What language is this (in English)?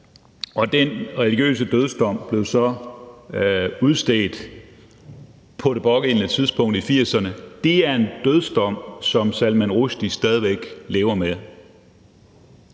Danish